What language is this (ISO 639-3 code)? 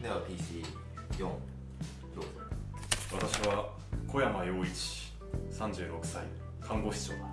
jpn